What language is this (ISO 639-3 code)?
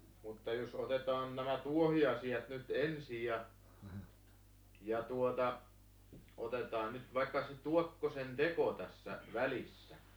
fin